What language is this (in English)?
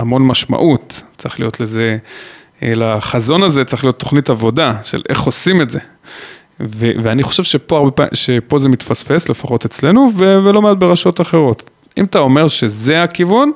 Hebrew